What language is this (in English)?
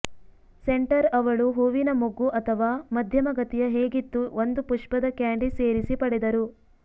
Kannada